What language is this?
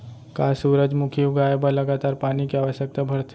Chhattisgarhi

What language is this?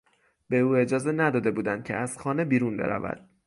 Persian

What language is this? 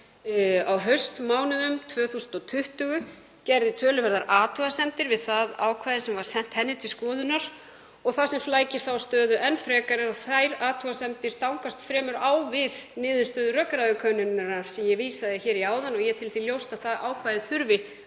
Icelandic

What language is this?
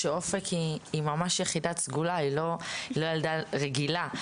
Hebrew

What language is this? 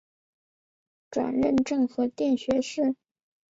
Chinese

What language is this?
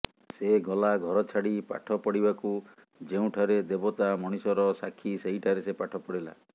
Odia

